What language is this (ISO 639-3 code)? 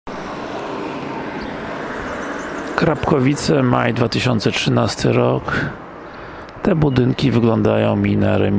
pol